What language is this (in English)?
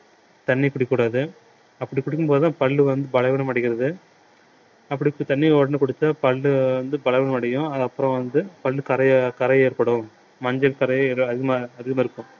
Tamil